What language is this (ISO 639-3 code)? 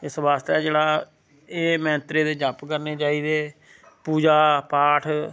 doi